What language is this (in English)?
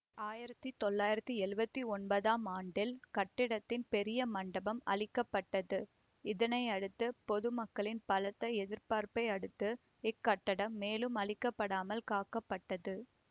Tamil